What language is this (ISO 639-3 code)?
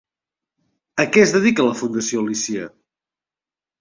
cat